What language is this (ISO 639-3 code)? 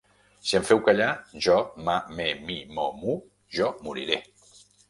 cat